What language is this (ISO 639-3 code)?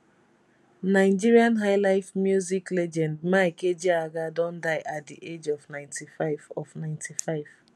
pcm